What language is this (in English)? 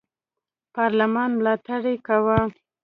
Pashto